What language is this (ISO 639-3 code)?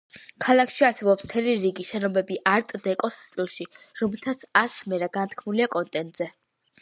kat